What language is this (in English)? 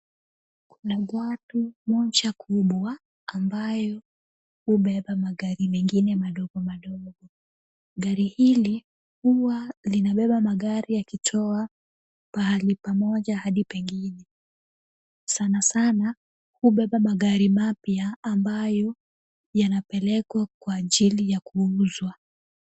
Swahili